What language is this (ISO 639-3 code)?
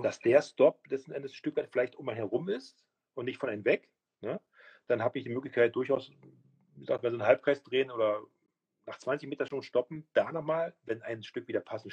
deu